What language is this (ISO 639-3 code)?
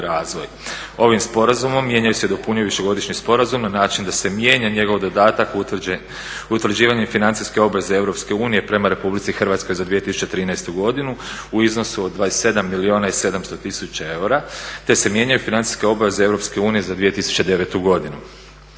hrv